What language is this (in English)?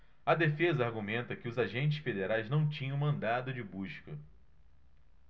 Portuguese